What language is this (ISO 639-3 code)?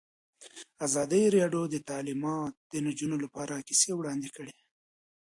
pus